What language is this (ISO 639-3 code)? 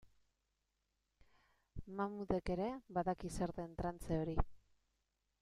eus